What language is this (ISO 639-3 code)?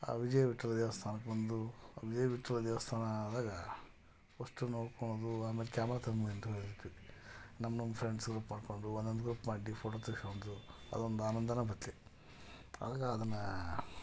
kan